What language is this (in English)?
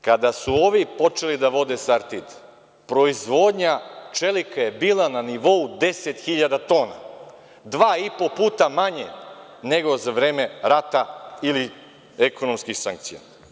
Serbian